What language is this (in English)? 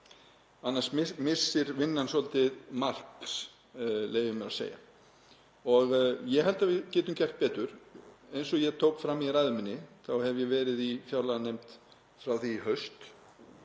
Icelandic